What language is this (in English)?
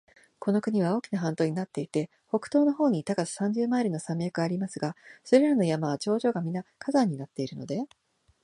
Japanese